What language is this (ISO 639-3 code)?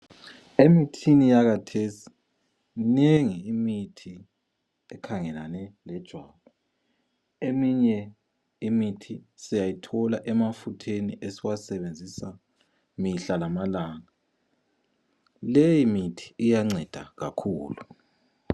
nde